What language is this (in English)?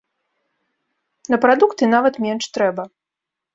Belarusian